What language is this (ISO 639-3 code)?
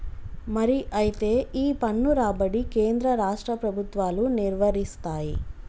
tel